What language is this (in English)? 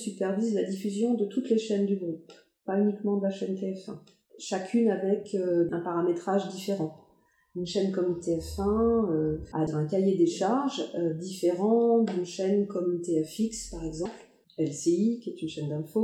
French